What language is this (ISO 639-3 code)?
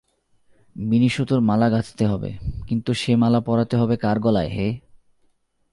ben